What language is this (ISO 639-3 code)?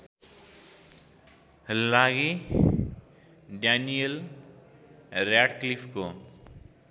nep